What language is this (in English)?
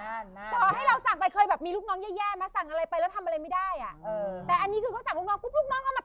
Thai